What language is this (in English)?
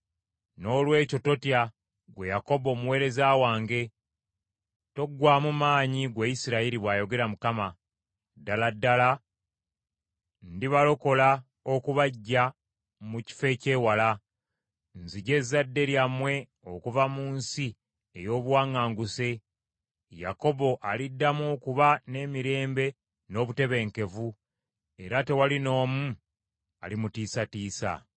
Ganda